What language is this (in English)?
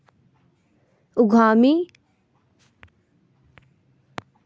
Magahi